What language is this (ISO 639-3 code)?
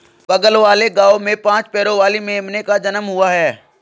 hin